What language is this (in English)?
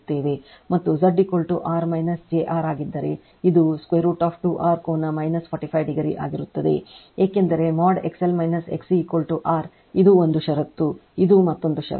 Kannada